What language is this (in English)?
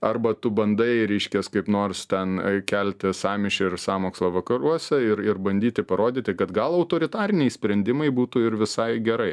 Lithuanian